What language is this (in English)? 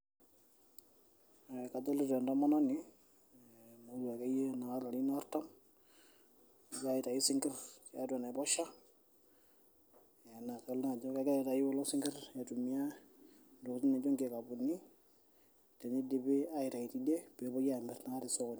Masai